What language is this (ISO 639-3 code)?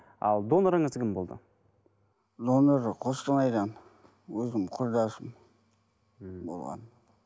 kaz